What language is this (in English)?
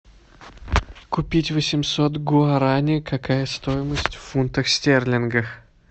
Russian